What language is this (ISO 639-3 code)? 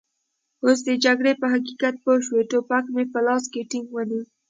pus